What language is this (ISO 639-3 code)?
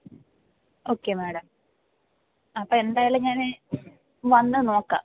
mal